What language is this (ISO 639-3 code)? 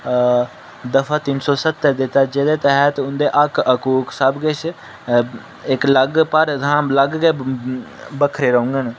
doi